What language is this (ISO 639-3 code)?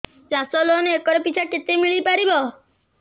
ori